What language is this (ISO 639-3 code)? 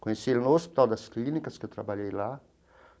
por